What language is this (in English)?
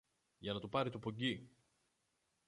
Greek